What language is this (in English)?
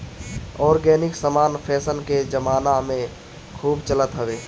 Bhojpuri